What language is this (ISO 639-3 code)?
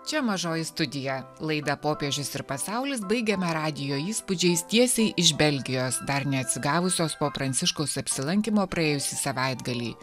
lit